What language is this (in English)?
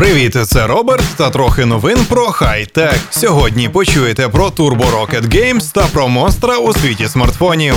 Ukrainian